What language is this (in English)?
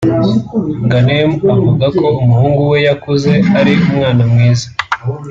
Kinyarwanda